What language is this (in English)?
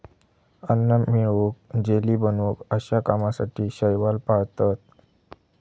Marathi